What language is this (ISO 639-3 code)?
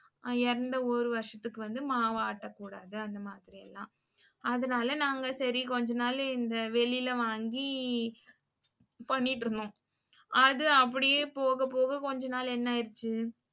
tam